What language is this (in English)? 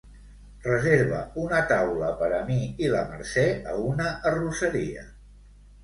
Catalan